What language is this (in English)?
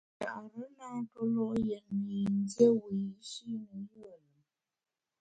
Bamun